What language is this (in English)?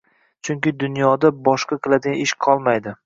Uzbek